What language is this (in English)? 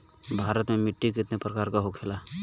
Bhojpuri